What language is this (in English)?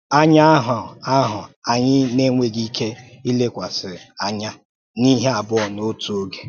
Igbo